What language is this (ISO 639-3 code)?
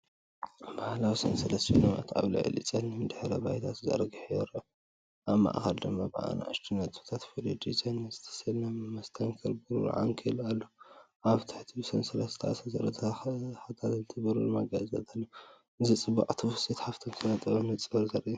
tir